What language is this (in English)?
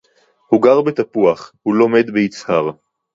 Hebrew